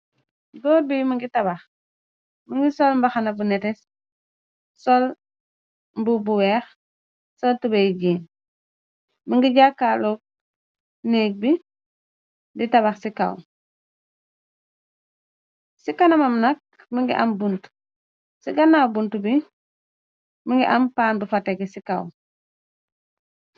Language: Wolof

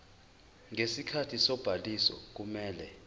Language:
Zulu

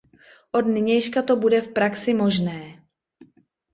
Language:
Czech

